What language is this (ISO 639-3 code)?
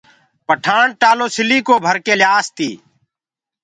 ggg